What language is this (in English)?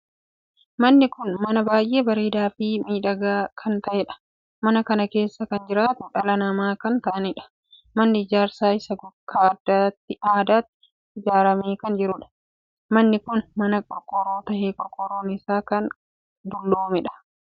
Oromo